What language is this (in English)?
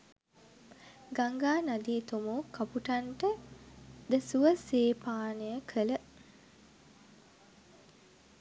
Sinhala